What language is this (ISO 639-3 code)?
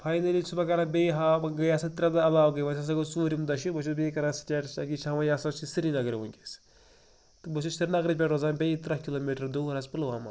kas